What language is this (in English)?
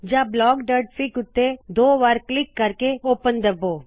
Punjabi